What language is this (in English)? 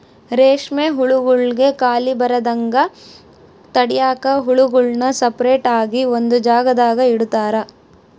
Kannada